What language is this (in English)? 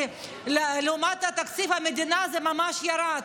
Hebrew